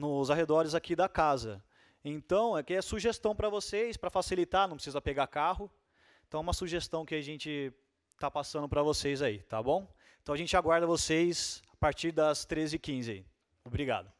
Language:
Portuguese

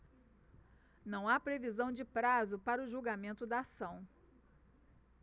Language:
Portuguese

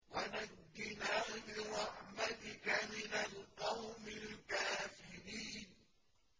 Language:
Arabic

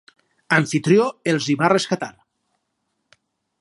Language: Catalan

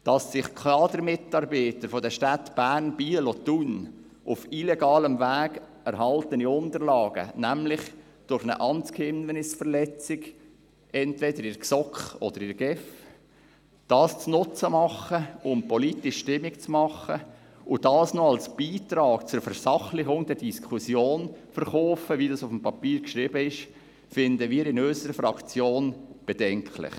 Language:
Swiss German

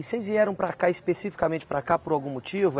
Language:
Portuguese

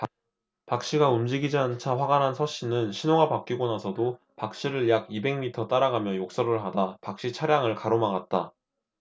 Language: Korean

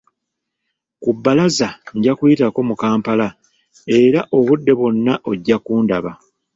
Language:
Ganda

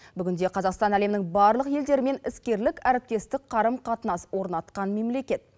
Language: Kazakh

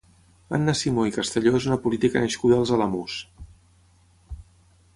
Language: Catalan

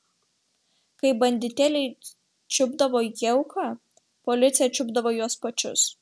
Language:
Lithuanian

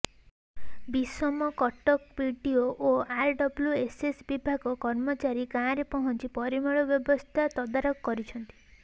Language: Odia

